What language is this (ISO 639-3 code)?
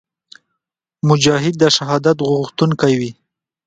pus